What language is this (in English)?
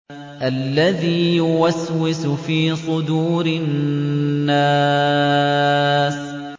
Arabic